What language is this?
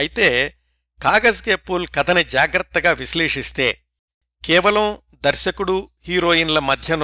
Telugu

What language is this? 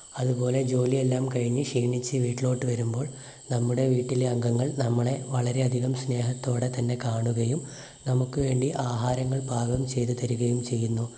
Malayalam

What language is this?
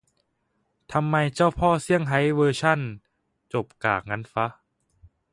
Thai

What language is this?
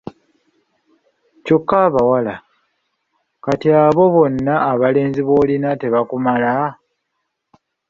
Ganda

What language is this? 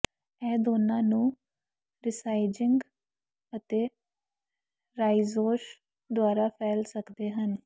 Punjabi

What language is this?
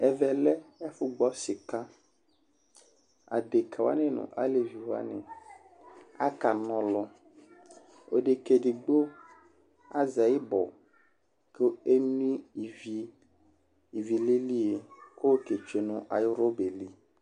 Ikposo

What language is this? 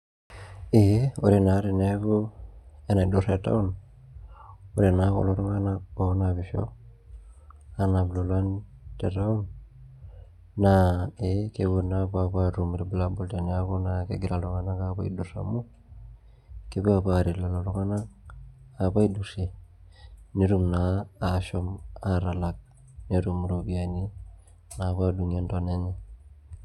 Masai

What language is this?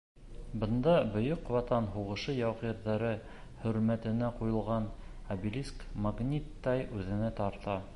Bashkir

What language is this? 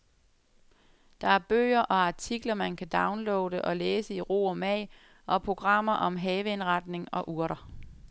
Danish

